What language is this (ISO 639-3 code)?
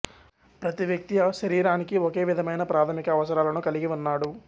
tel